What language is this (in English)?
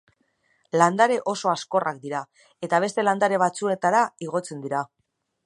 Basque